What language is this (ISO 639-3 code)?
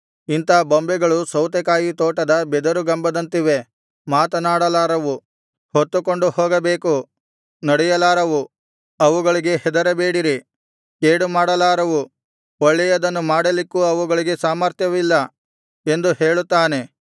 kan